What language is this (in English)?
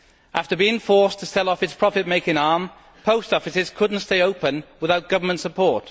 English